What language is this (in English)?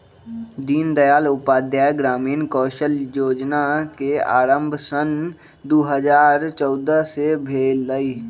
Magahi